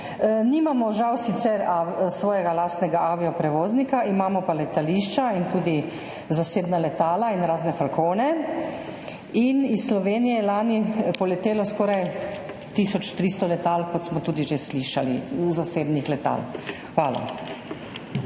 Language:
Slovenian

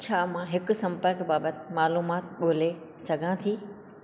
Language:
Sindhi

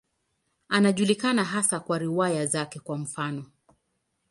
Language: Swahili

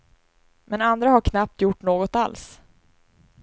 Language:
Swedish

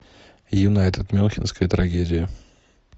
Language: Russian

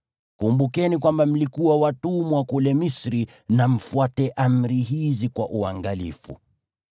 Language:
Swahili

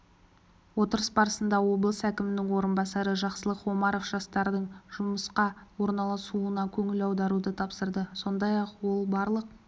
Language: Kazakh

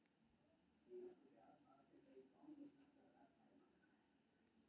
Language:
Maithili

